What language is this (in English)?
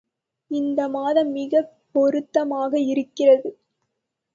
Tamil